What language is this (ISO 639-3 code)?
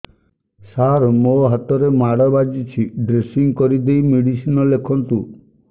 ori